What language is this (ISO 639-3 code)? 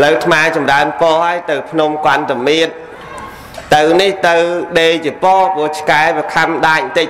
vie